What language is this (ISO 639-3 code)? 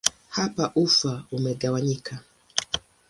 swa